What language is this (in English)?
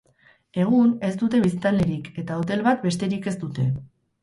Basque